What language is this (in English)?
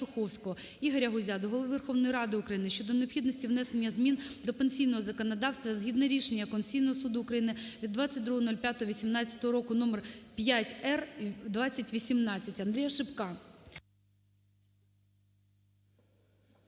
Ukrainian